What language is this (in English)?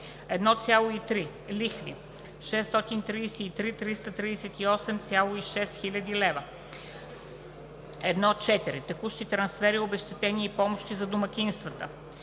Bulgarian